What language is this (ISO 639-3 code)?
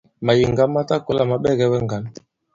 abb